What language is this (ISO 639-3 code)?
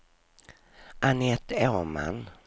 swe